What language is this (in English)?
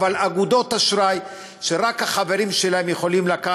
Hebrew